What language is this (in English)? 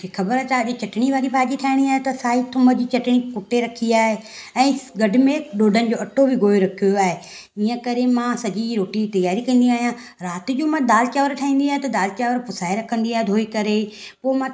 Sindhi